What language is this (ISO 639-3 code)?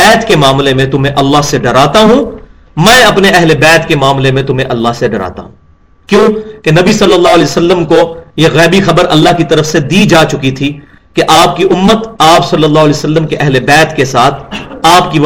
urd